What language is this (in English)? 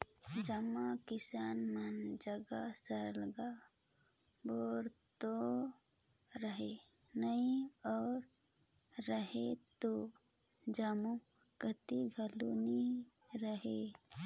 Chhattisgarhi